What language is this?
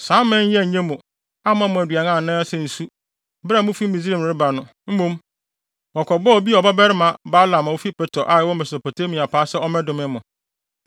Akan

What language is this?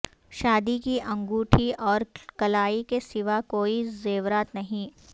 Urdu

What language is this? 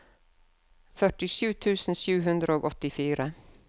Norwegian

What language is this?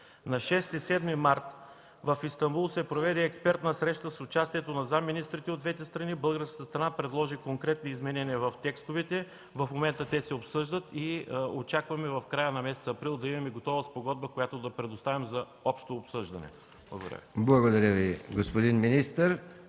Bulgarian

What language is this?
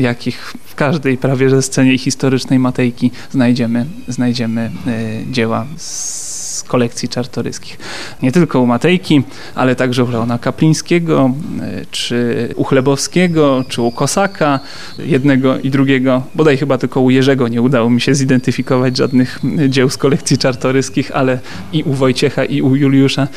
Polish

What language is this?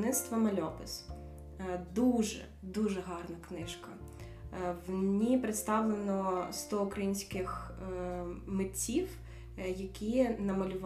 Ukrainian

